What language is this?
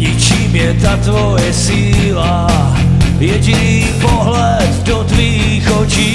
Czech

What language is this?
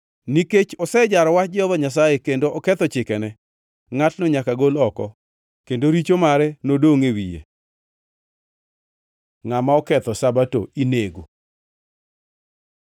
Luo (Kenya and Tanzania)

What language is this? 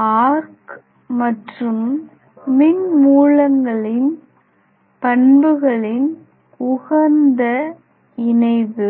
Tamil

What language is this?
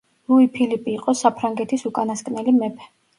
Georgian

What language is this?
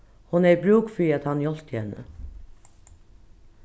Faroese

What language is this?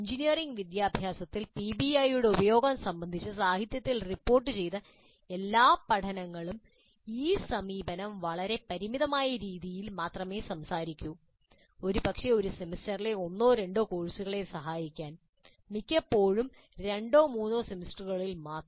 Malayalam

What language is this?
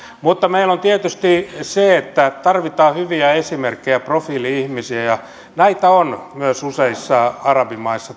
Finnish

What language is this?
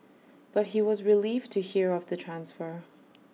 English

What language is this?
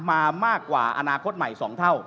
Thai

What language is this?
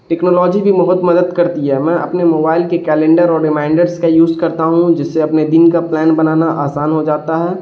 Urdu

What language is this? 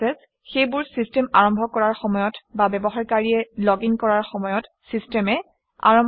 Assamese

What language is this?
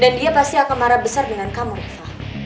Indonesian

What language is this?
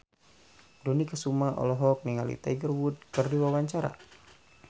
Sundanese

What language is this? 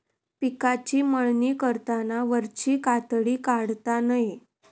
Marathi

